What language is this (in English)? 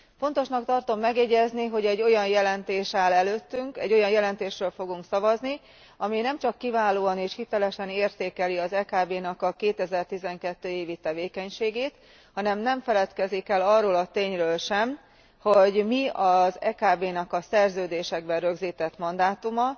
Hungarian